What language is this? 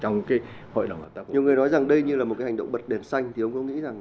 Vietnamese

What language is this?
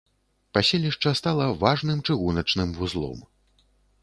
Belarusian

